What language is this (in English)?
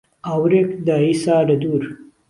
Central Kurdish